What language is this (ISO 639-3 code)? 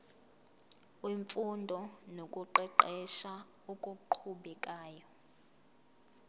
zul